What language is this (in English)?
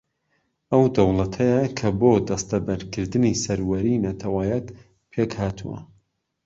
Central Kurdish